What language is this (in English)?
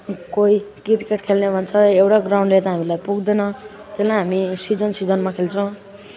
Nepali